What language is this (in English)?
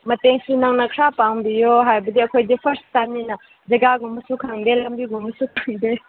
Manipuri